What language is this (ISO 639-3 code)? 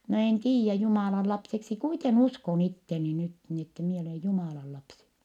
fin